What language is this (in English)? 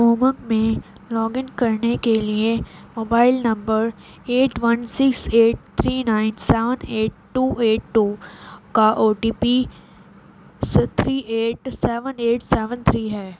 Urdu